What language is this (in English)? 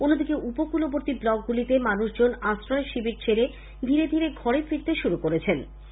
Bangla